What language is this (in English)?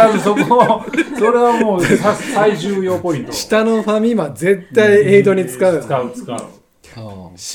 Japanese